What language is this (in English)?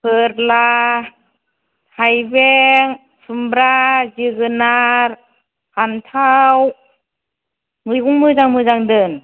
Bodo